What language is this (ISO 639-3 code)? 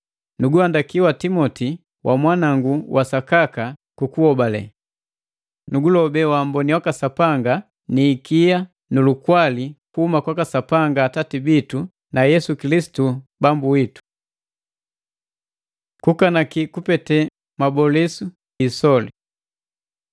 mgv